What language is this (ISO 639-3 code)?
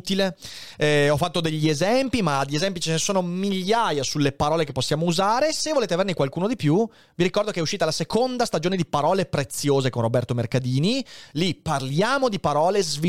ita